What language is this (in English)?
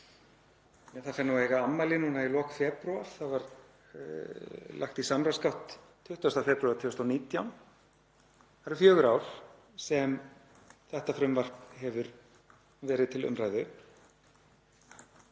Icelandic